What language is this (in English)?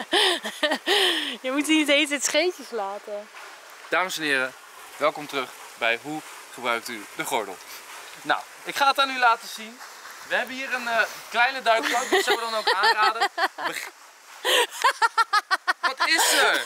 Dutch